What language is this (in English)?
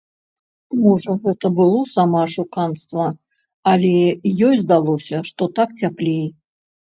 Belarusian